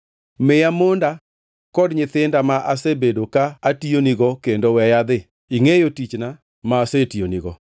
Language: Luo (Kenya and Tanzania)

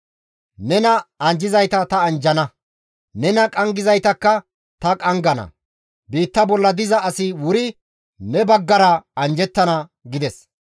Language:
Gamo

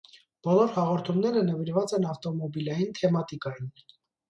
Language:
Armenian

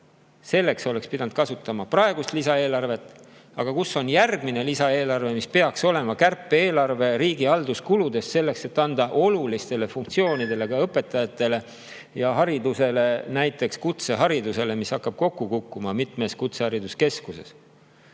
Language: Estonian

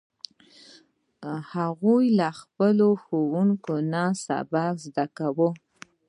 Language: Pashto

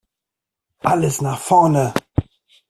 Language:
German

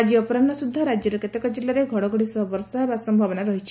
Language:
Odia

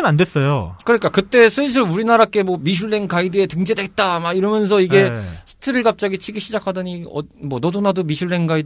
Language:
Korean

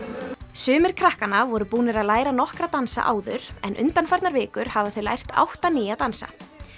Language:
Icelandic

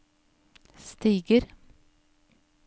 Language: Norwegian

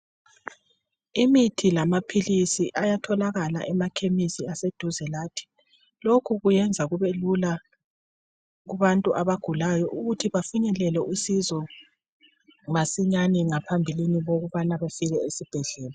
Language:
North Ndebele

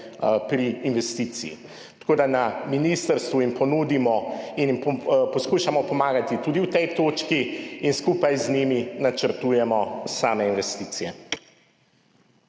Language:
Slovenian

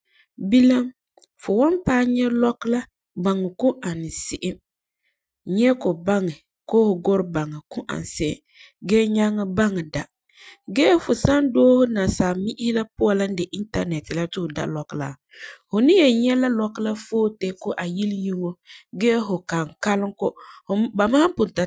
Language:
Frafra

